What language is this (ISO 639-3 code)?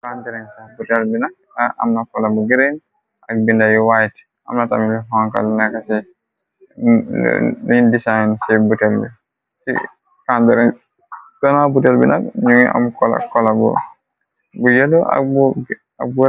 wol